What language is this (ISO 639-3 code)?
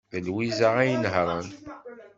kab